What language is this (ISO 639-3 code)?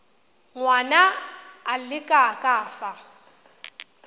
tsn